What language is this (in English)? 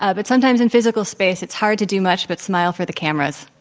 English